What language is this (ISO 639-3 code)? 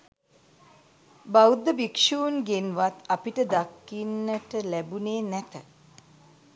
sin